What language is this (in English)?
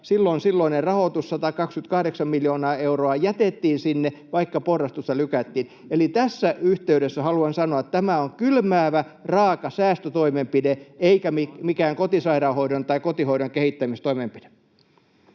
Finnish